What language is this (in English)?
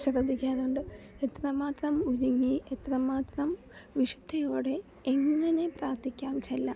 Malayalam